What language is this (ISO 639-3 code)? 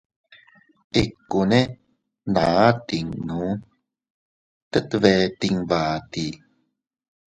cut